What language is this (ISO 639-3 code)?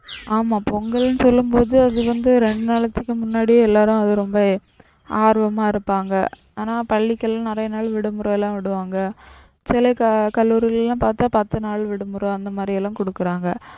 tam